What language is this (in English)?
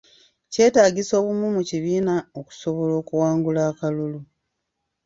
Ganda